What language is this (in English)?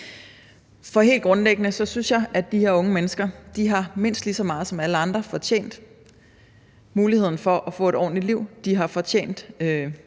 Danish